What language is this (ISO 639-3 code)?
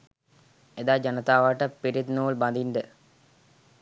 sin